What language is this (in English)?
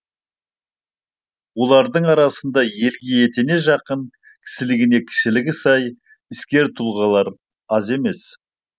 Kazakh